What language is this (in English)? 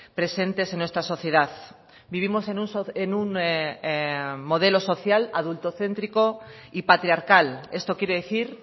Spanish